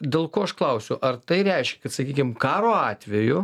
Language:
Lithuanian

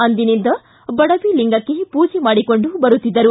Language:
Kannada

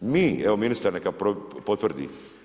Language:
Croatian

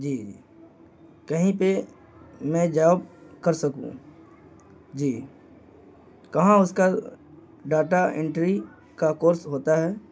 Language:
Urdu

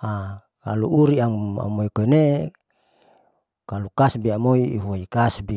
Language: Saleman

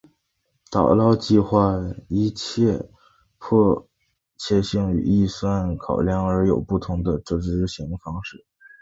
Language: Chinese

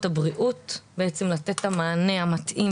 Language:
Hebrew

